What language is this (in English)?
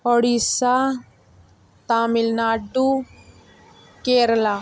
Dogri